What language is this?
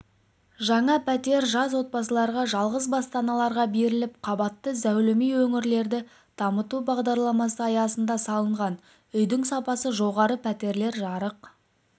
Kazakh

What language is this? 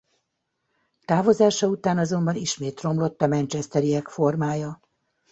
Hungarian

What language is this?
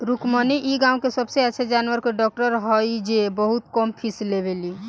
Bhojpuri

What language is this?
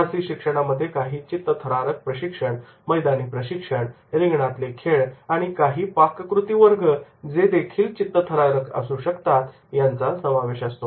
Marathi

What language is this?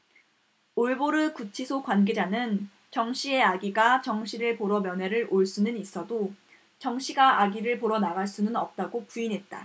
Korean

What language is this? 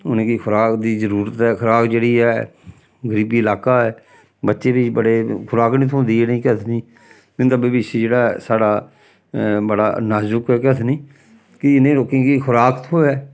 Dogri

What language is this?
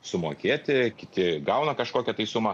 Lithuanian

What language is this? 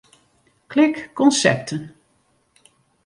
Western Frisian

